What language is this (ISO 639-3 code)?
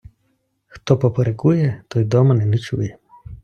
ukr